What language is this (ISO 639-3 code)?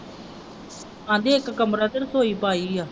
pan